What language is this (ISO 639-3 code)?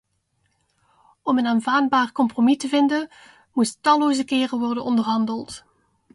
nld